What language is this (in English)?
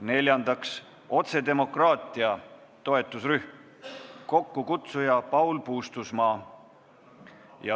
Estonian